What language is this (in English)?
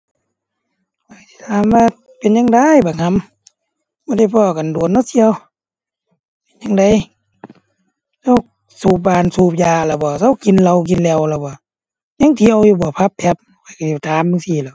Thai